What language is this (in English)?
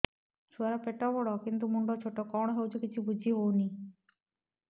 Odia